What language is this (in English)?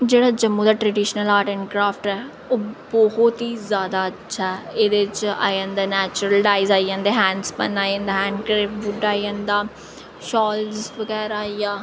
Dogri